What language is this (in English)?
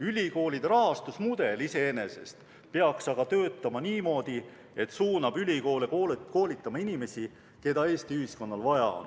Estonian